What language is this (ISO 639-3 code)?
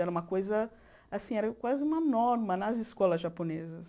por